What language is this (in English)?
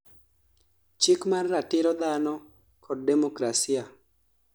Luo (Kenya and Tanzania)